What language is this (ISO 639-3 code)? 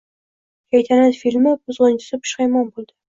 uzb